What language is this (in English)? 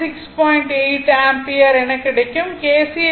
Tamil